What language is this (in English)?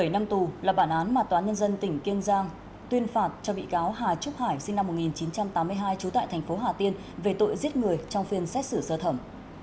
Vietnamese